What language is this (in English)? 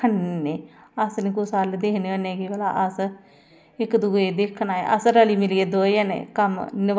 Dogri